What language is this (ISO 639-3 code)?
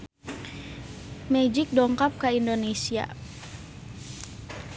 sun